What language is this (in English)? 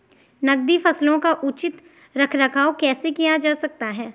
Hindi